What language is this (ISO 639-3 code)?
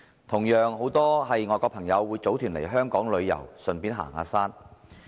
yue